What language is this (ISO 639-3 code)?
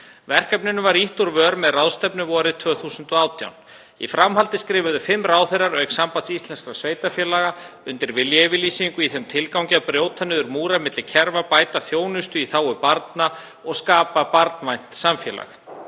isl